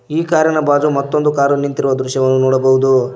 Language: Kannada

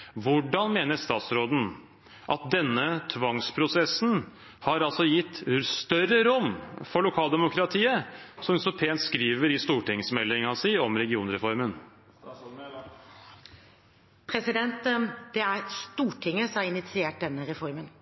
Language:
Norwegian Bokmål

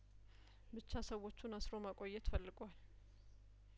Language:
Amharic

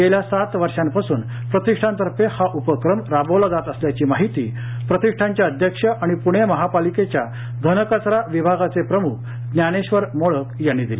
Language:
Marathi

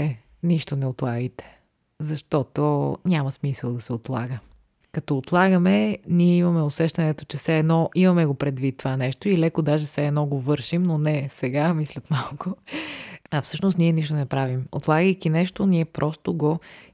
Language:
Bulgarian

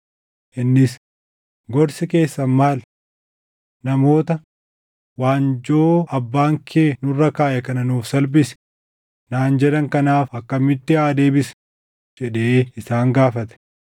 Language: Oromo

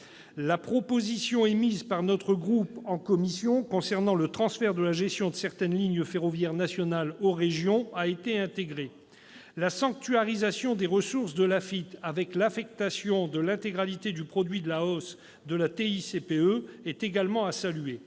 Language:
French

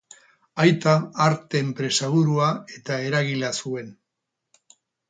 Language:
Basque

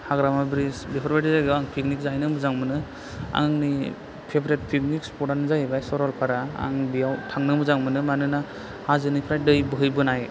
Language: Bodo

